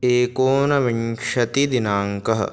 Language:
Sanskrit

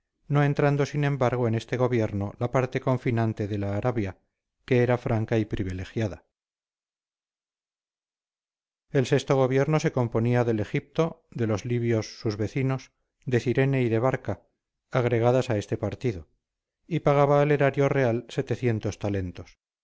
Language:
Spanish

